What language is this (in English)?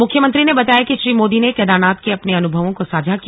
Hindi